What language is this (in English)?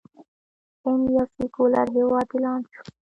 Pashto